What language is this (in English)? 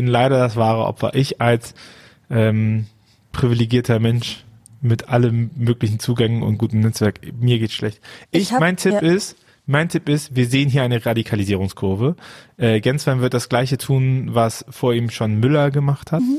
German